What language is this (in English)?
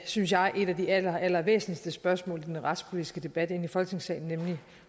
Danish